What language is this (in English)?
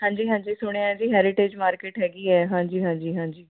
Punjabi